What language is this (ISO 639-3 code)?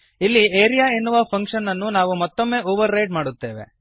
kan